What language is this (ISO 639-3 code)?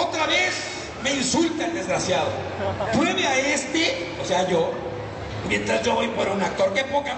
spa